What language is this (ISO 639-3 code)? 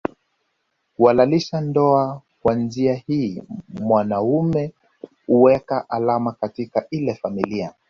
swa